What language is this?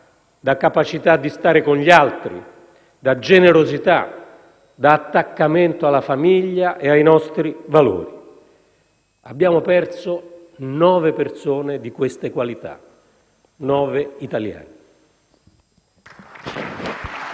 Italian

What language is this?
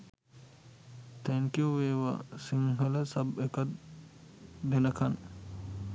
Sinhala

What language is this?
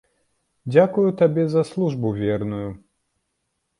Belarusian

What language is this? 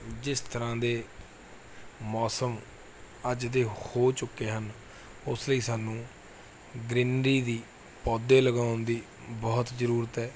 Punjabi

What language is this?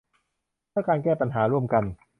Thai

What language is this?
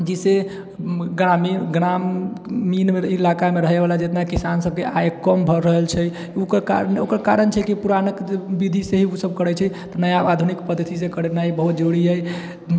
Maithili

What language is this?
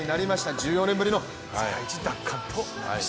Japanese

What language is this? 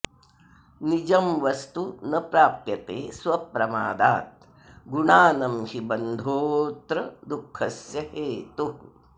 Sanskrit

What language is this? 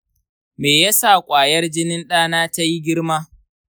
Hausa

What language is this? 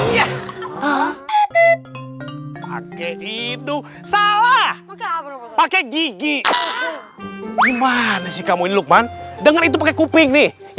Indonesian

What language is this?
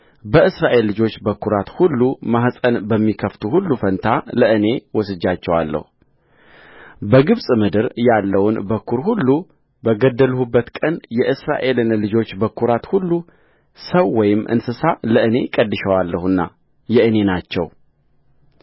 Amharic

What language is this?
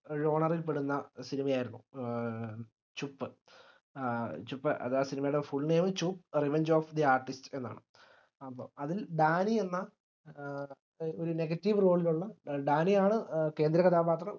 Malayalam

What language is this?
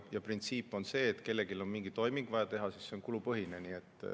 Estonian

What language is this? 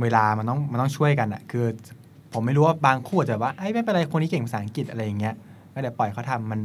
Thai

